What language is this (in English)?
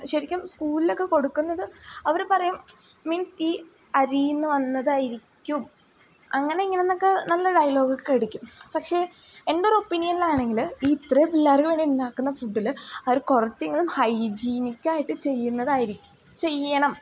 Malayalam